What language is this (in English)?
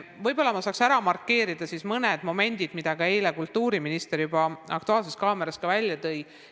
Estonian